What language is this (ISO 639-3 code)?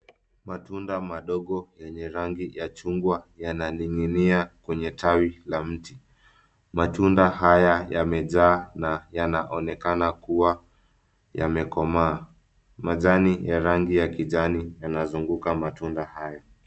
swa